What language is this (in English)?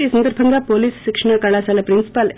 Telugu